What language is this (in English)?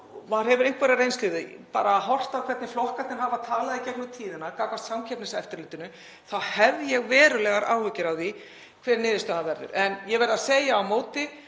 Icelandic